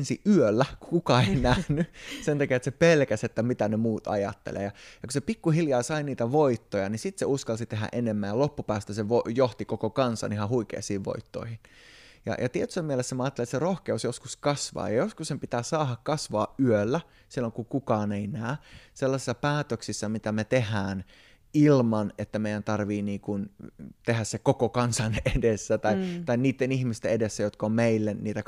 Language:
Finnish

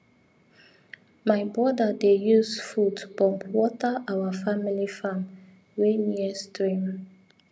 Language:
Nigerian Pidgin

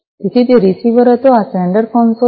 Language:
Gujarati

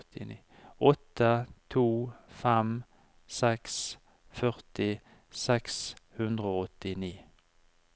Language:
Norwegian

